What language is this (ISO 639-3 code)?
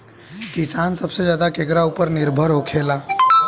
bho